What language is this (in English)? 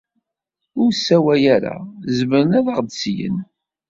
Kabyle